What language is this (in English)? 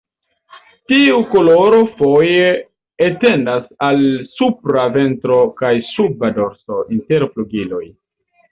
Esperanto